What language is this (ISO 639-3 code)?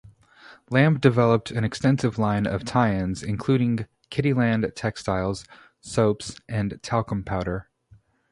eng